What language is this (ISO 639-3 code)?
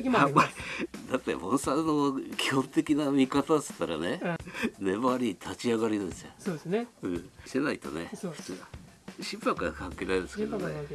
jpn